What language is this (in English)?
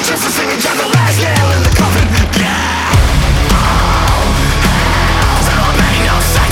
Ukrainian